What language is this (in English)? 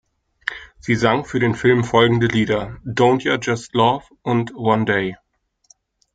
German